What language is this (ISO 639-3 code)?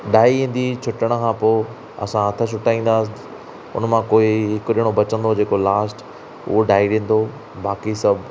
snd